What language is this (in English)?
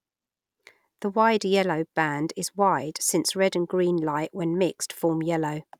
English